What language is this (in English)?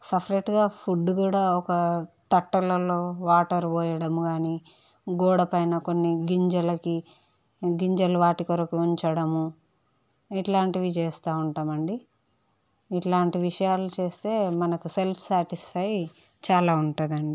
Telugu